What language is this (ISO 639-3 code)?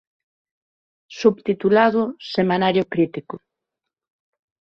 glg